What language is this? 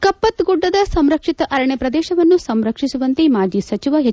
Kannada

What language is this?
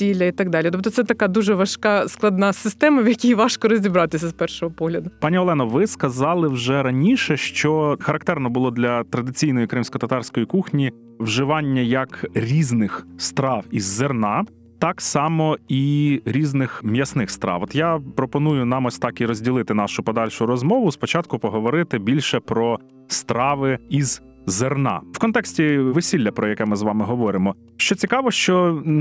Ukrainian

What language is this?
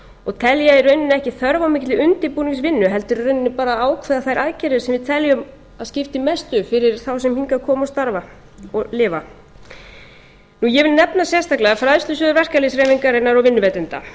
Icelandic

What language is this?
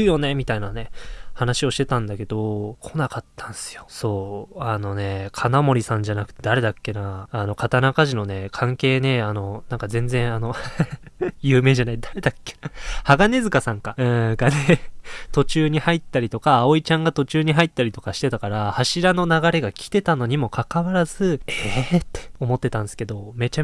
Japanese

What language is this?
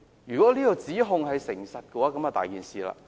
Cantonese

